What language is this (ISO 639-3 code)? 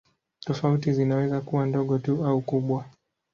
swa